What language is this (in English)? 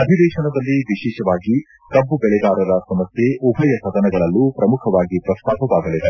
Kannada